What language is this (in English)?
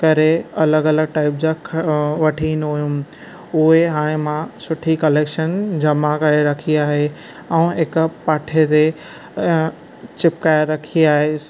Sindhi